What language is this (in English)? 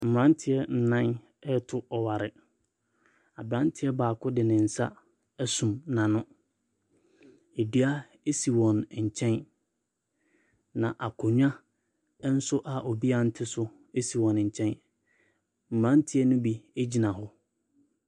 Akan